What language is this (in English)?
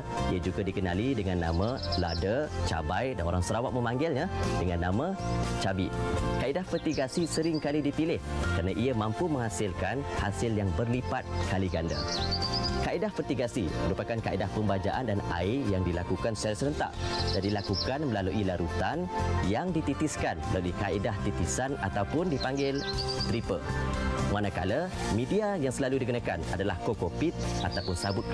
Malay